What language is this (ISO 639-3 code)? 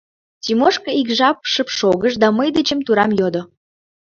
chm